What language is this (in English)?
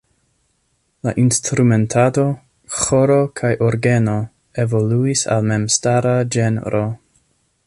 Esperanto